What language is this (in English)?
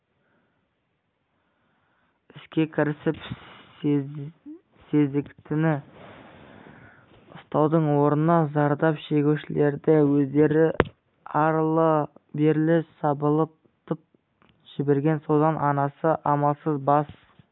Kazakh